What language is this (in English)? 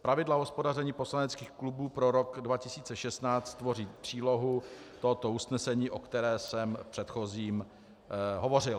Czech